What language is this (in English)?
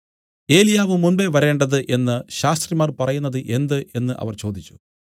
Malayalam